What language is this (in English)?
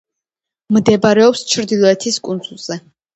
Georgian